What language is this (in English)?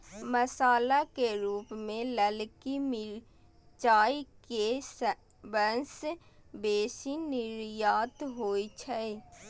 Maithili